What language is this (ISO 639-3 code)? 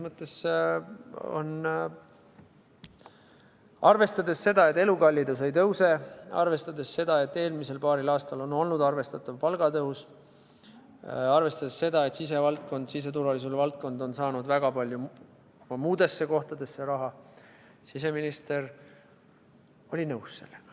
est